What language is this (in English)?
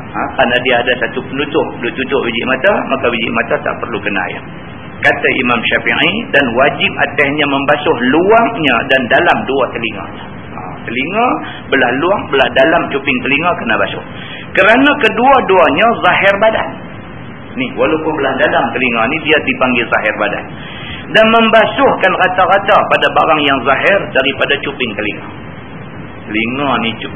Malay